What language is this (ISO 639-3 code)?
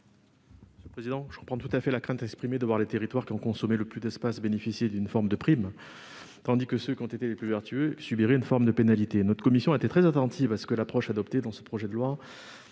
fra